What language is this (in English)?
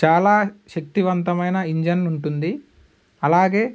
Telugu